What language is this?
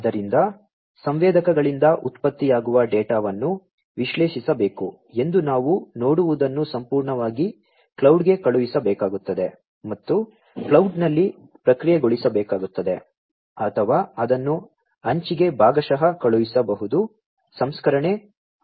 Kannada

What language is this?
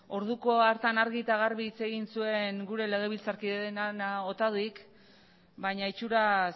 Basque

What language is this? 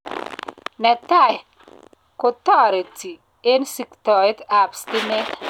Kalenjin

